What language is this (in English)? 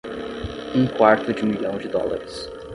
Portuguese